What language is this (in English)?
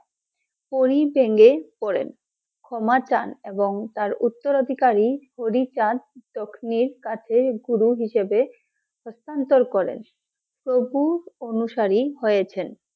Bangla